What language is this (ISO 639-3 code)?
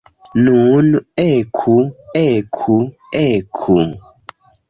epo